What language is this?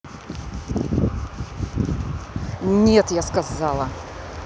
Russian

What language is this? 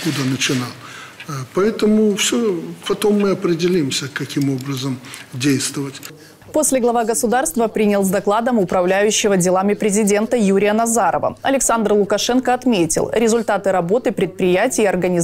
Russian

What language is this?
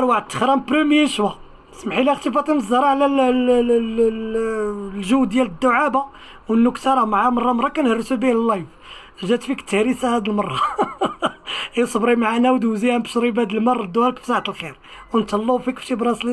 Arabic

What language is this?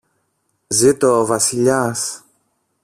Greek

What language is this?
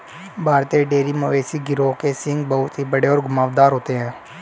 Hindi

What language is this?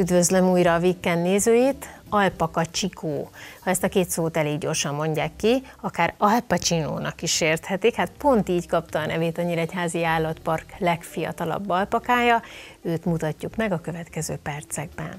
Hungarian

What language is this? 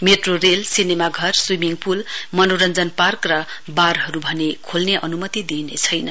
Nepali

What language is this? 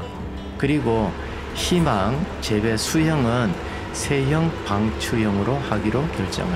Korean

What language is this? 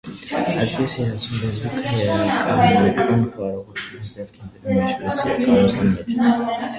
Armenian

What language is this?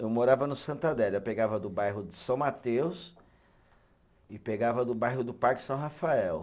Portuguese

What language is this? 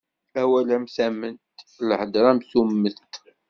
Kabyle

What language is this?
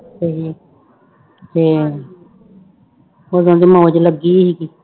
Punjabi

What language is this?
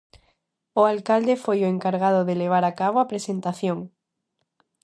Galician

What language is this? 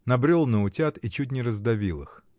Russian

